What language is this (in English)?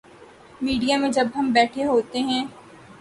Urdu